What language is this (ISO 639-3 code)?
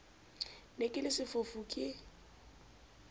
sot